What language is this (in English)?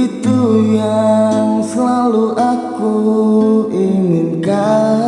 Indonesian